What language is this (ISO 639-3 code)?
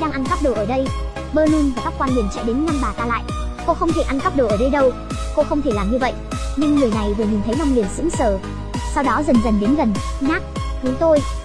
vie